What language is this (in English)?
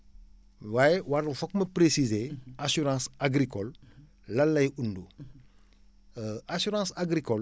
Wolof